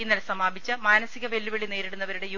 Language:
Malayalam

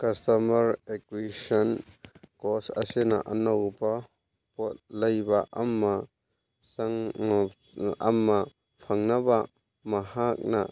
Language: Manipuri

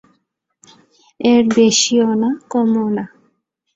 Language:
Bangla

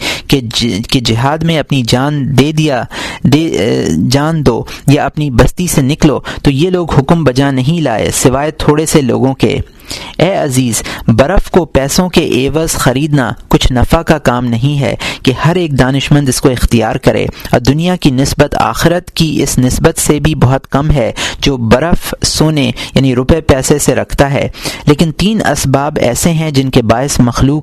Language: Urdu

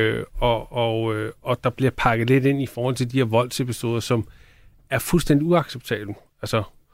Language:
Danish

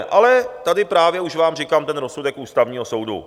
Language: Czech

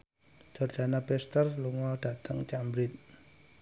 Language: Javanese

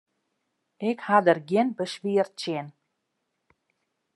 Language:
Western Frisian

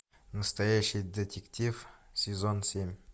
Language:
Russian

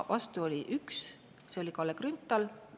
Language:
Estonian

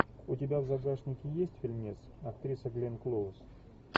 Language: Russian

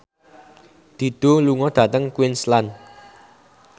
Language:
Javanese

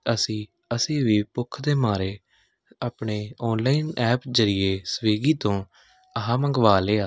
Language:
Punjabi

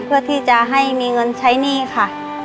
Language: Thai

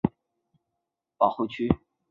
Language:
Chinese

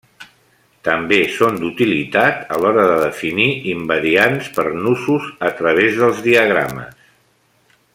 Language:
Catalan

